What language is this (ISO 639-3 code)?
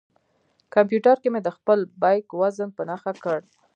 pus